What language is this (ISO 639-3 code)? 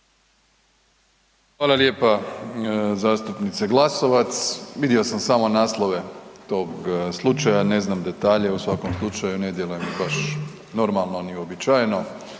hrv